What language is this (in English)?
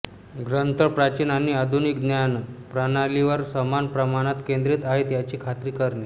Marathi